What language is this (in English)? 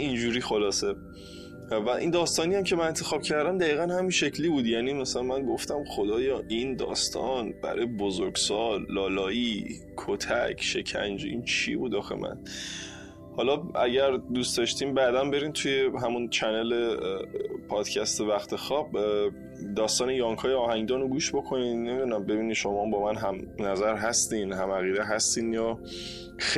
Persian